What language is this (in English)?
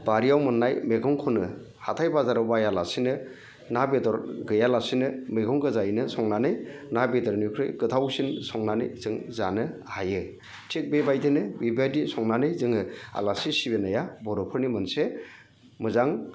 Bodo